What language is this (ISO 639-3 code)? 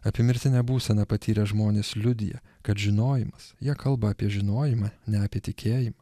lit